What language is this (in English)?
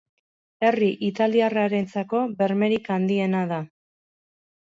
Basque